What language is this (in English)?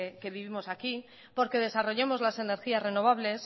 Spanish